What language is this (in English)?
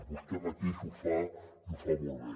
Catalan